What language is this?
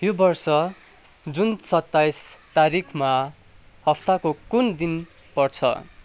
Nepali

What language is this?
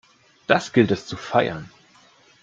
German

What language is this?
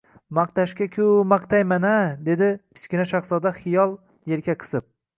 Uzbek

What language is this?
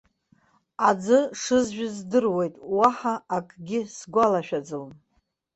Abkhazian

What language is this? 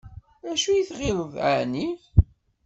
Kabyle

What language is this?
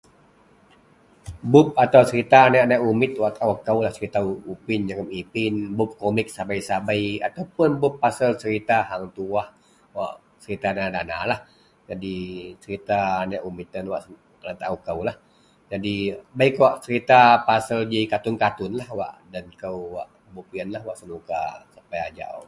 Central Melanau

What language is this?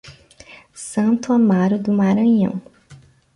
Portuguese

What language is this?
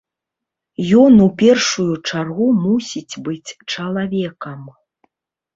Belarusian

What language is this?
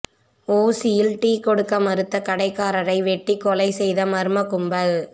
Tamil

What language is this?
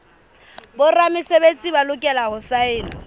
Southern Sotho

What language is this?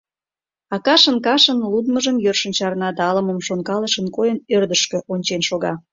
Mari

